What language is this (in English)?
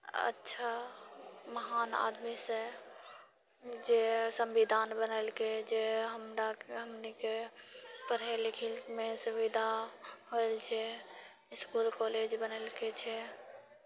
Maithili